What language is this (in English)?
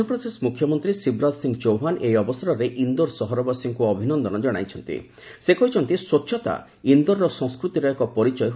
Odia